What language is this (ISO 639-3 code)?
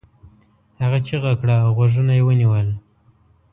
pus